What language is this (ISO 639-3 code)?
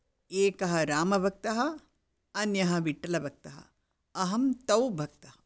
san